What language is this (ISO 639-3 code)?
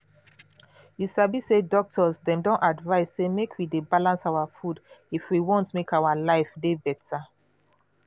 pcm